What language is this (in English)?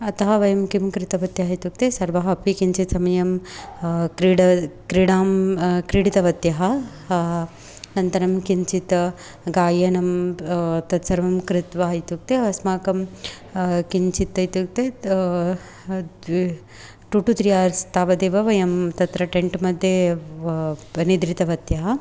Sanskrit